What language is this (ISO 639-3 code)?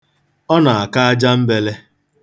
ibo